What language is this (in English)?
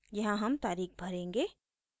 Hindi